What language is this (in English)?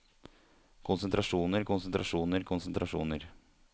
Norwegian